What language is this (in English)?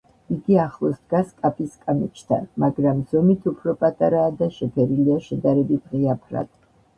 Georgian